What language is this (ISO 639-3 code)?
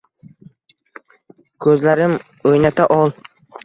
uzb